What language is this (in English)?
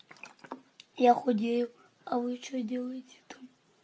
Russian